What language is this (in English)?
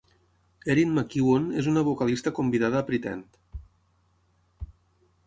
Catalan